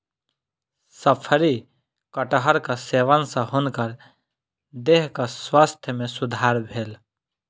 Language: Maithili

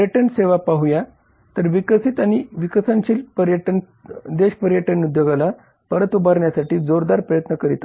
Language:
Marathi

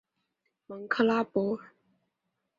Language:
Chinese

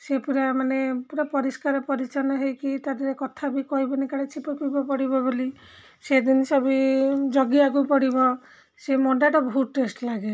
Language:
Odia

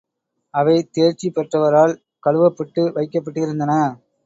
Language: Tamil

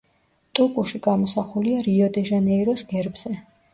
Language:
Georgian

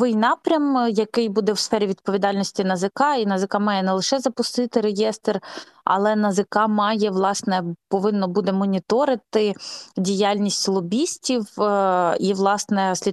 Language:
Ukrainian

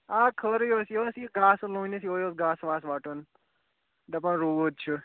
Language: Kashmiri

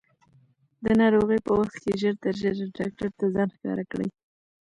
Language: Pashto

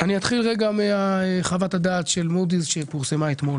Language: Hebrew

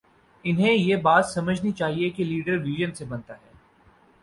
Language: Urdu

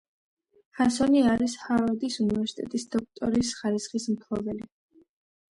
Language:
Georgian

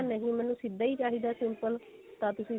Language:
Punjabi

